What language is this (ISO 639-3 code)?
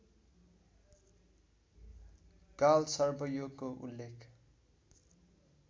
nep